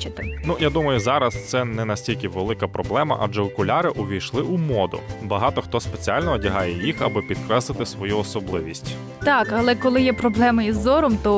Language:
Ukrainian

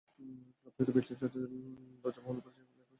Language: Bangla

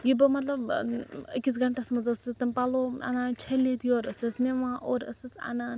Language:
Kashmiri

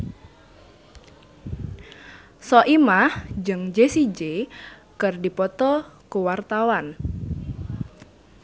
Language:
Sundanese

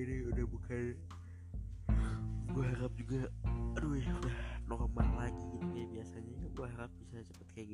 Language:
Indonesian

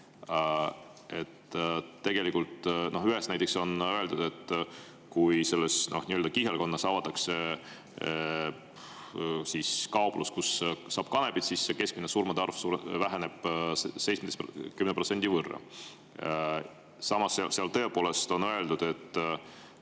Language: Estonian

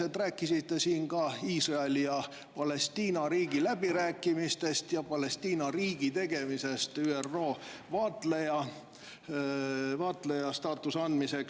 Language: Estonian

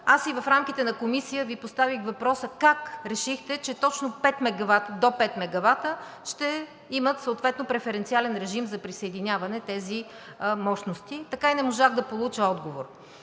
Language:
Bulgarian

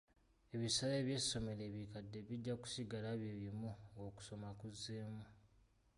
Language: Ganda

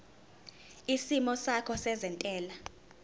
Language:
Zulu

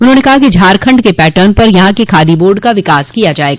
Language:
Hindi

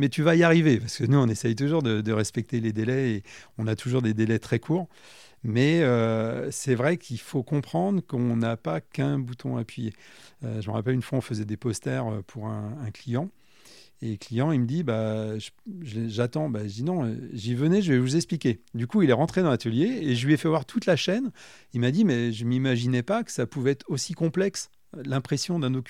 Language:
French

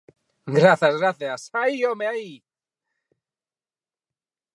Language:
Galician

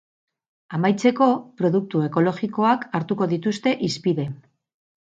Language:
Basque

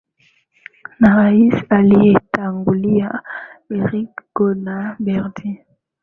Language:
Swahili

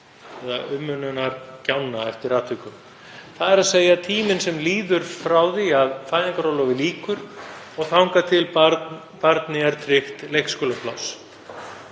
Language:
Icelandic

